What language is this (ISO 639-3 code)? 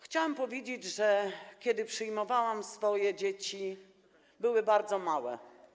pol